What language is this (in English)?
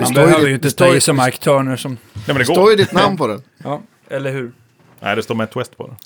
Swedish